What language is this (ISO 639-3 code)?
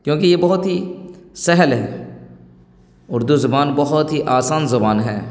urd